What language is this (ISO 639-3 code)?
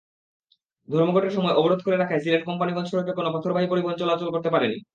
ben